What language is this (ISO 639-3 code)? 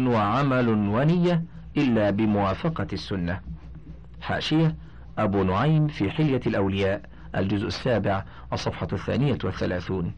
ara